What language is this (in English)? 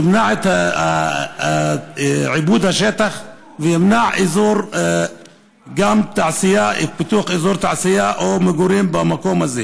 Hebrew